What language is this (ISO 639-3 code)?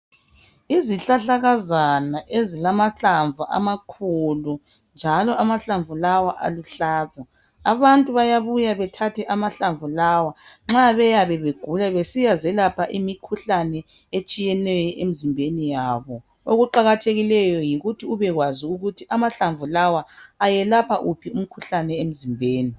nde